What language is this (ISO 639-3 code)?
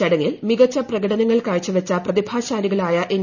mal